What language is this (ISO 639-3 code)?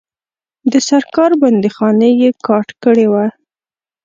pus